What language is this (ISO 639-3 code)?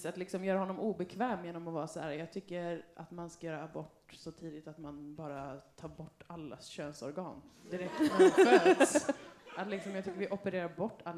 swe